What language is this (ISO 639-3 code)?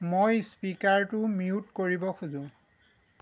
asm